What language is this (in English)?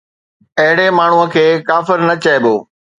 Sindhi